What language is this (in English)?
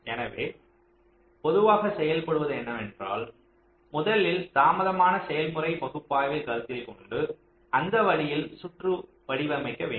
Tamil